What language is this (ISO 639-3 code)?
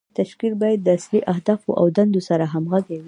pus